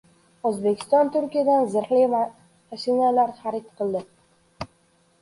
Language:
Uzbek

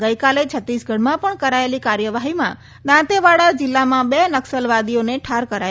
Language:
Gujarati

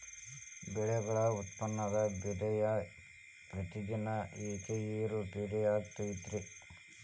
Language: Kannada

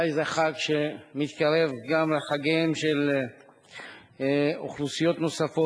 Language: Hebrew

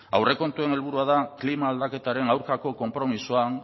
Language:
Basque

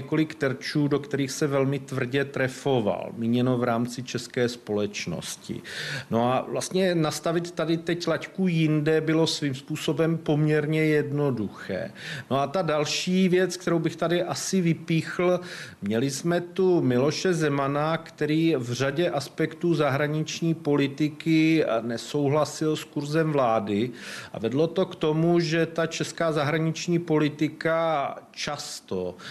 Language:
Czech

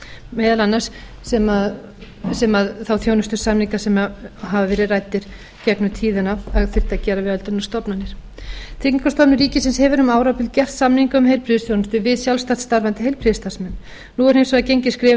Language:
Icelandic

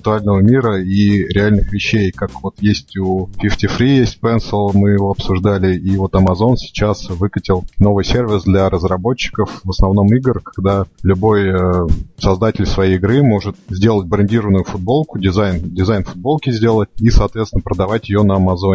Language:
Russian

